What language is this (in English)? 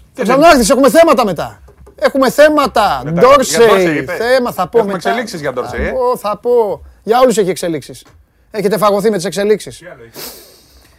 Greek